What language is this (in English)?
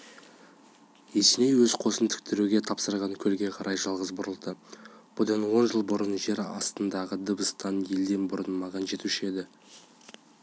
Kazakh